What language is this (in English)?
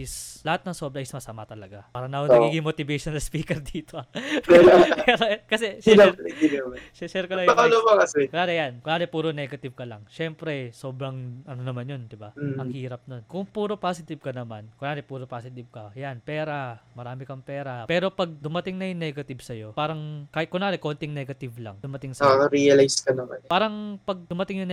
Filipino